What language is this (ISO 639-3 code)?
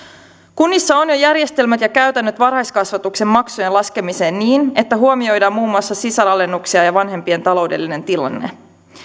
fin